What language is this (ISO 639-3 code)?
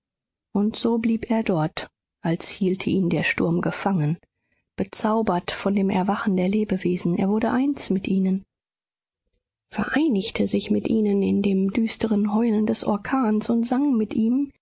deu